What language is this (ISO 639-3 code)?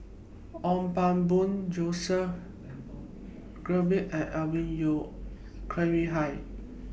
eng